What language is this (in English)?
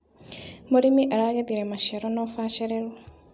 Kikuyu